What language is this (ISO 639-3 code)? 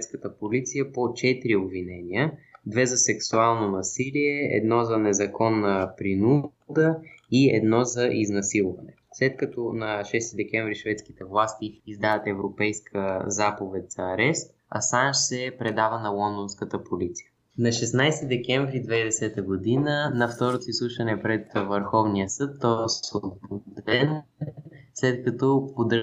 bul